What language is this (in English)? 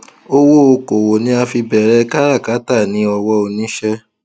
Yoruba